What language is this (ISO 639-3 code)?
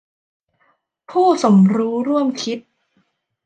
tha